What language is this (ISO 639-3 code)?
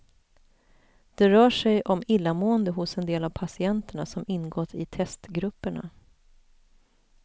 swe